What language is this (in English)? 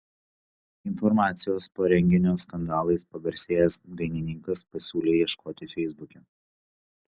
Lithuanian